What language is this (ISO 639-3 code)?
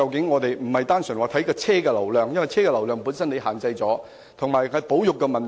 yue